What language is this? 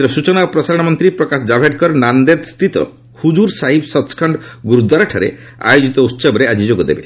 Odia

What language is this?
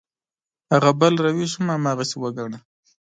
Pashto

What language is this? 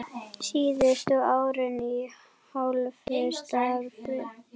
Icelandic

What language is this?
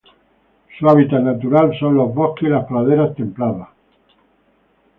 Spanish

